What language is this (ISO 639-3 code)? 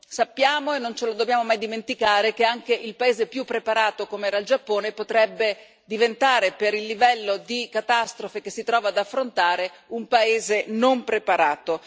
ita